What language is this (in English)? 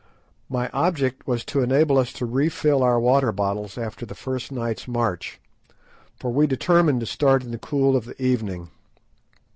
English